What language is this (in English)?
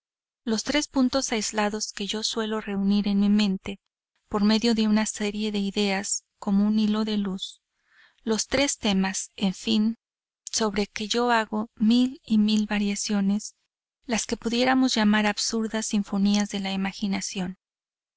Spanish